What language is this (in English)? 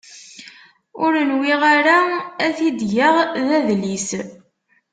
Kabyle